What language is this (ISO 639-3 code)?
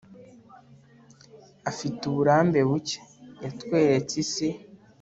kin